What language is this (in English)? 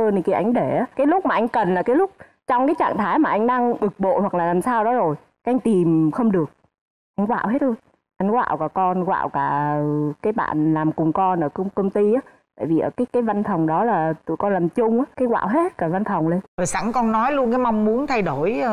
Vietnamese